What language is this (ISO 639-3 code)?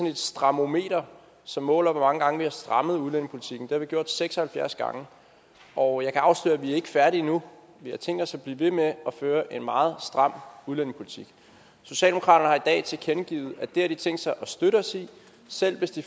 dan